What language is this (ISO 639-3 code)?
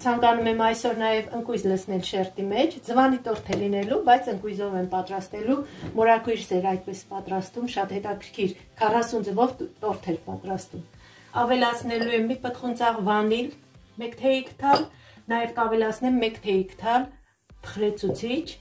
ron